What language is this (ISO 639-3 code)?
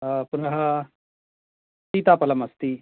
san